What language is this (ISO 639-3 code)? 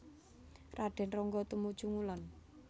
jav